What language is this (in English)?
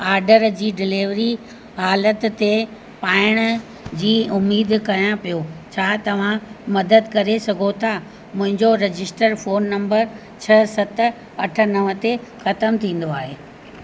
Sindhi